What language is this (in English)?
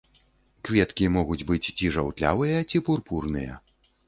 Belarusian